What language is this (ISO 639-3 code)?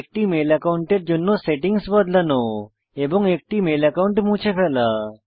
ben